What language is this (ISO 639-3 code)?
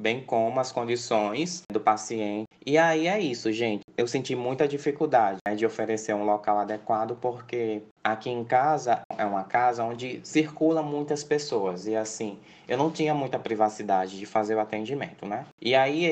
por